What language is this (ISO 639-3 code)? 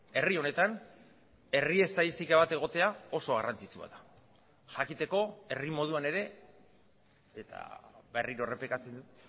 eus